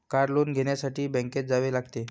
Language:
Marathi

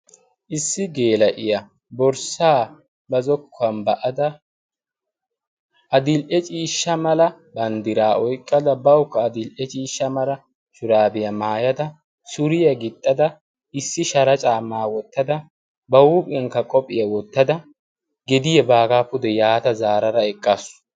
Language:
Wolaytta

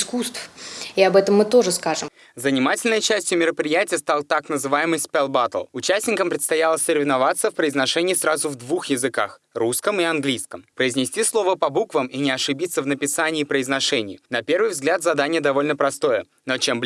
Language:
Russian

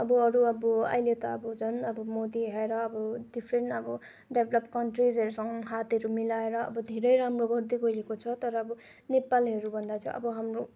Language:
Nepali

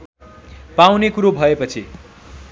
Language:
Nepali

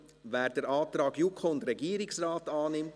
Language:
Swiss German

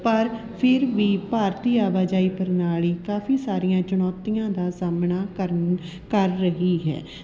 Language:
Punjabi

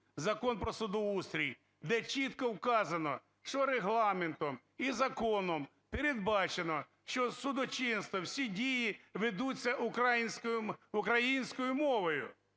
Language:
Ukrainian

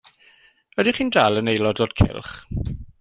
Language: Welsh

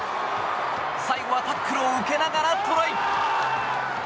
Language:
Japanese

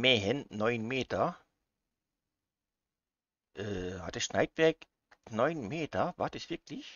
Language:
German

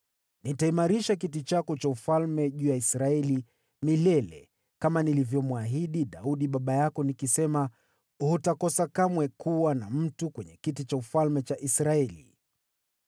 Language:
Swahili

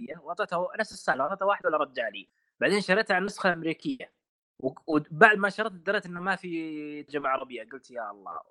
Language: Arabic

